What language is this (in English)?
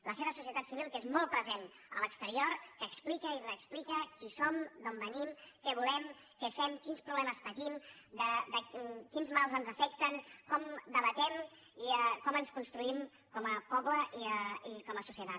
Catalan